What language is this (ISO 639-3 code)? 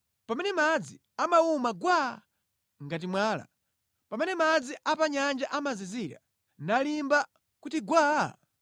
nya